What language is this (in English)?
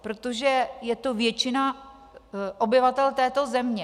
Czech